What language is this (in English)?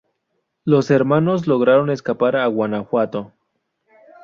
Spanish